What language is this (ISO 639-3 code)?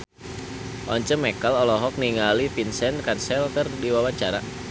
sun